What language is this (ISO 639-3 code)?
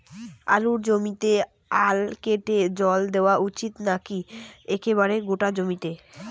ben